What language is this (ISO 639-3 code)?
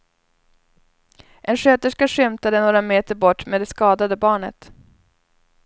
swe